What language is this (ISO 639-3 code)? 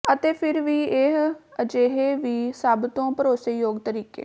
pan